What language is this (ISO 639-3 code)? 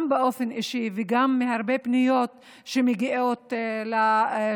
heb